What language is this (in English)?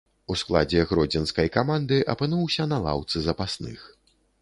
Belarusian